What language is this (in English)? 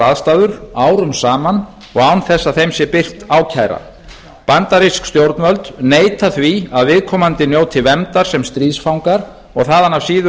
Icelandic